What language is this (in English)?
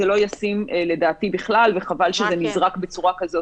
Hebrew